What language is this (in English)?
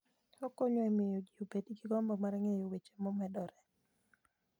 Luo (Kenya and Tanzania)